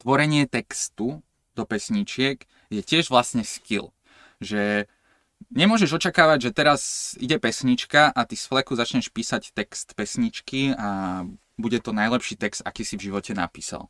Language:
Slovak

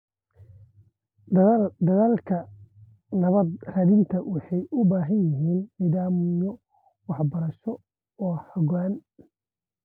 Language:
Somali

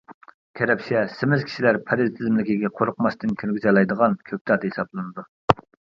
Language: Uyghur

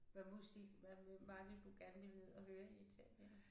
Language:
Danish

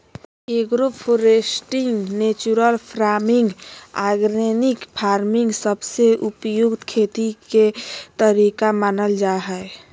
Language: Magahi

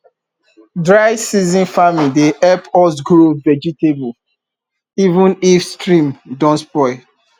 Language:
Nigerian Pidgin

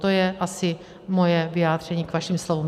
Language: Czech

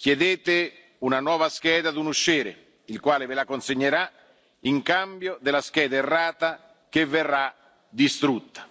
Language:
Italian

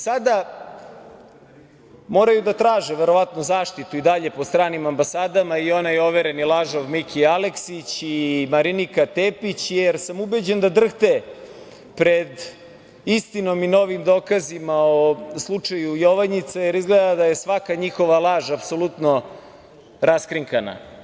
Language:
Serbian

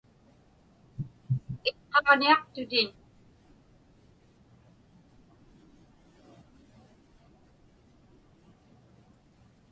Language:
Inupiaq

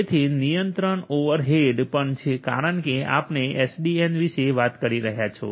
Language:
Gujarati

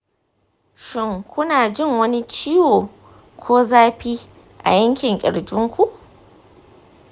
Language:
Hausa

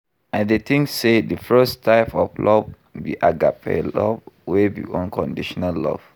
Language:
Nigerian Pidgin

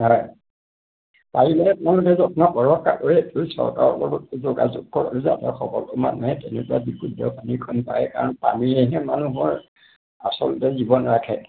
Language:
Assamese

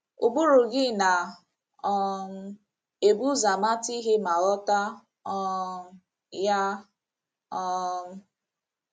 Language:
Igbo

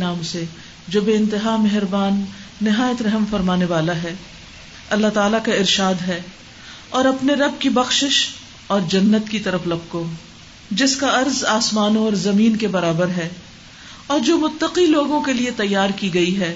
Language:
Urdu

